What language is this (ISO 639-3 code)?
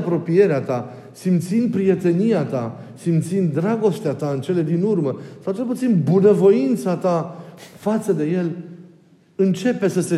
ron